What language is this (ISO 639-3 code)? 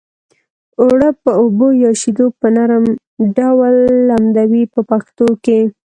pus